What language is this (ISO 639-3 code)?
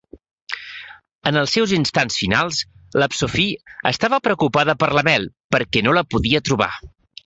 cat